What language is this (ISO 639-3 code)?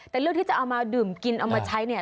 tha